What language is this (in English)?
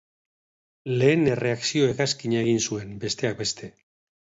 Basque